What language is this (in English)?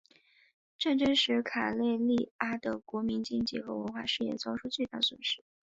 Chinese